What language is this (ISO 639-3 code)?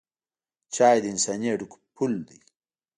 pus